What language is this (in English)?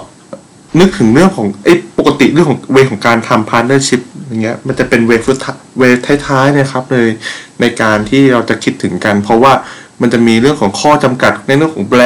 Thai